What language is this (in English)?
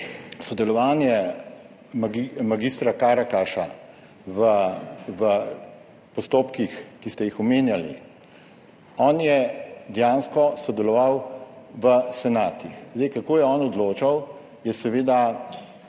Slovenian